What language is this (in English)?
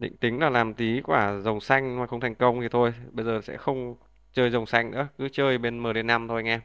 Vietnamese